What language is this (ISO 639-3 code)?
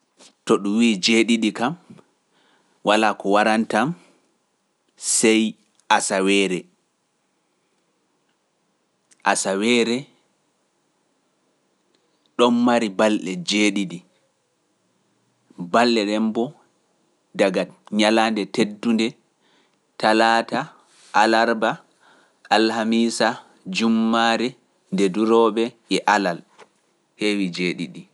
fuf